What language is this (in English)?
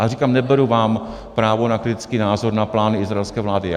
Czech